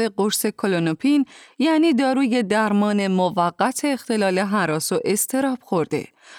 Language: Persian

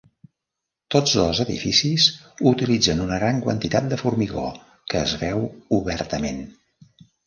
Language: Catalan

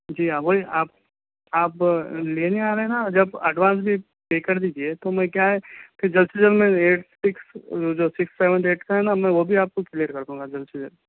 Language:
Urdu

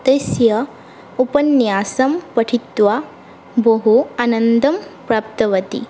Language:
Sanskrit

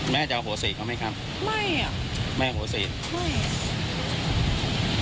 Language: Thai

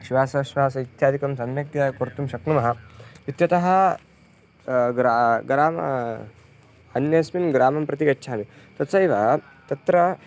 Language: Sanskrit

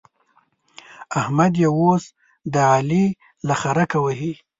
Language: Pashto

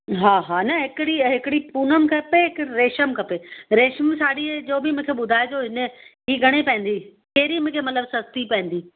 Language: Sindhi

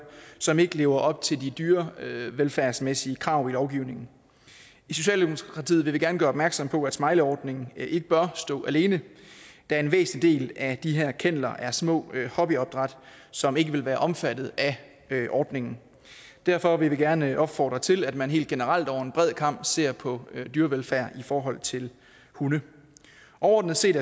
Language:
Danish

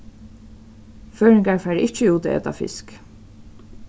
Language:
Faroese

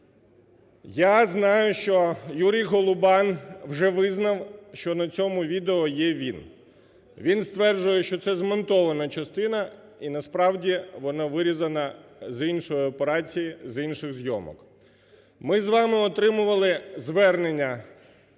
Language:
Ukrainian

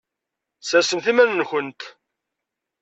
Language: Kabyle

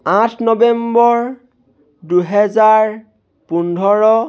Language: Assamese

